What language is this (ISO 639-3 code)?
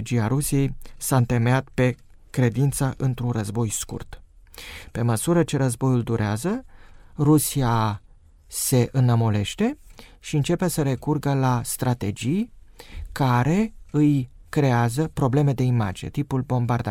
ron